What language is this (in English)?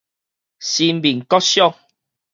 Min Nan Chinese